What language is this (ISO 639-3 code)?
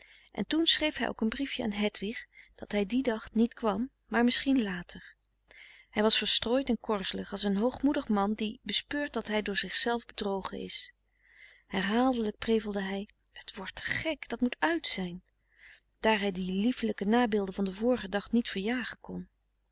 nld